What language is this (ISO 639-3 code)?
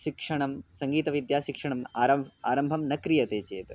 san